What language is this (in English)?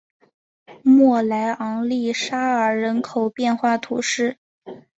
Chinese